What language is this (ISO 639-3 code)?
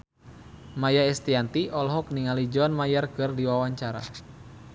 sun